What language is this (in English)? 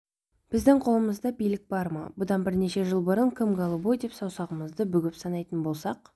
Kazakh